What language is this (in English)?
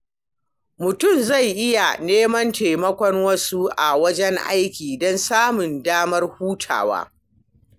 Hausa